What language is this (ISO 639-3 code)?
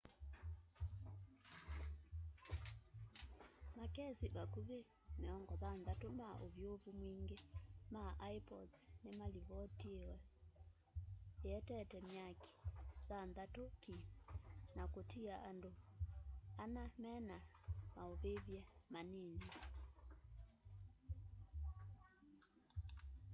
kam